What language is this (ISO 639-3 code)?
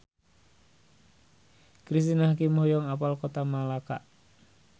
sun